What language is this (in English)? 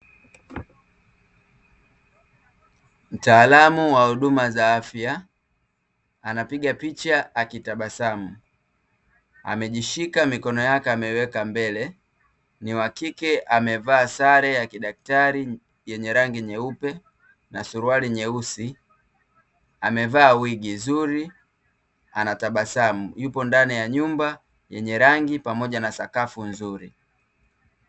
Swahili